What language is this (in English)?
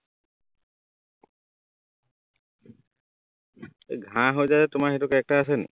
Assamese